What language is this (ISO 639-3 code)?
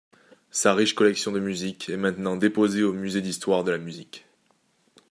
fra